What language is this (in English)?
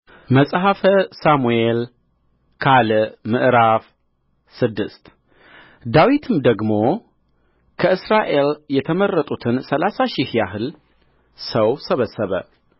Amharic